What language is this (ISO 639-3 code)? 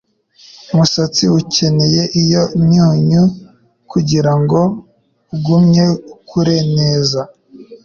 kin